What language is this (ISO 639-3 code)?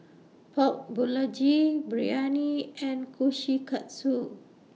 eng